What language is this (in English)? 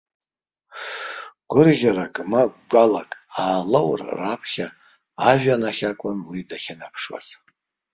Abkhazian